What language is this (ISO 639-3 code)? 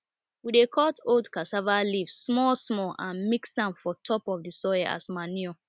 pcm